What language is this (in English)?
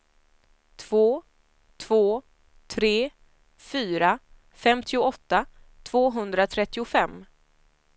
Swedish